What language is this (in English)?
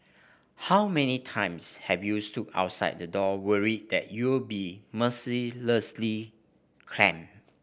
English